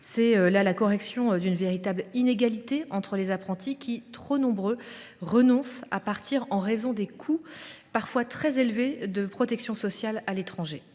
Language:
French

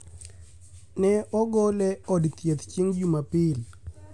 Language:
Luo (Kenya and Tanzania)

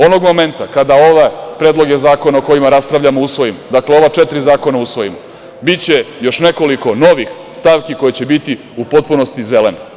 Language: Serbian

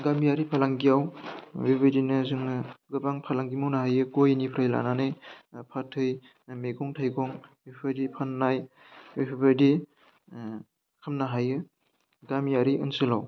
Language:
Bodo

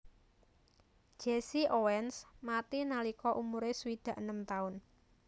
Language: Javanese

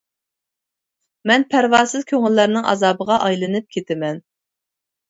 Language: Uyghur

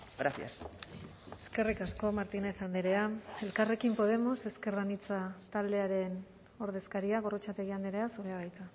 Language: Basque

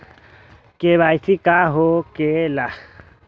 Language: Magahi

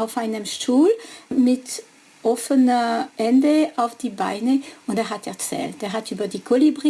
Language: German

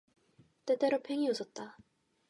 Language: Korean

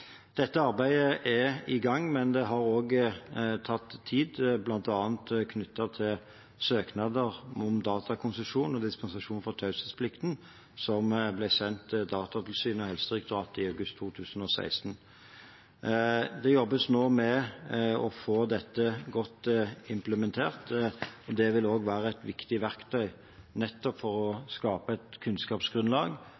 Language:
Norwegian Bokmål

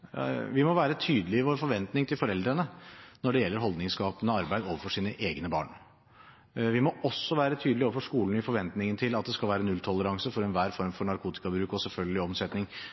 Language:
Norwegian Bokmål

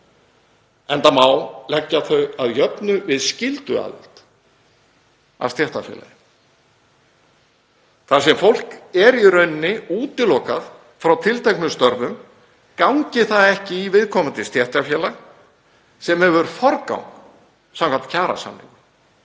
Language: Icelandic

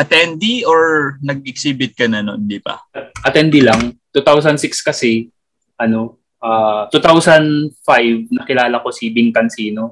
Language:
Filipino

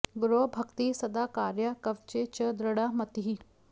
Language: Sanskrit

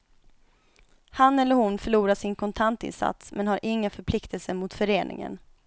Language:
Swedish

